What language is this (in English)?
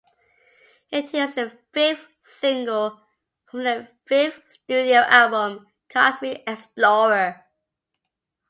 English